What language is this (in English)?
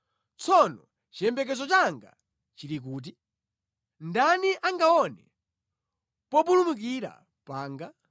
Nyanja